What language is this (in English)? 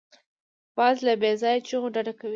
Pashto